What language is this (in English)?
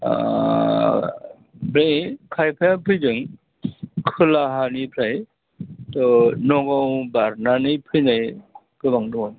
Bodo